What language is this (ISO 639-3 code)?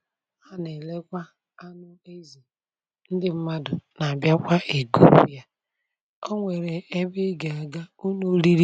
ibo